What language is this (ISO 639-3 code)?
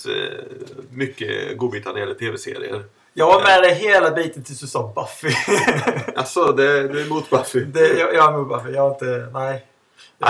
swe